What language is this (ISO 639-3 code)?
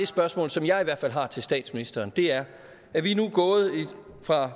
dan